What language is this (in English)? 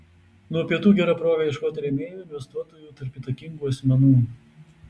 Lithuanian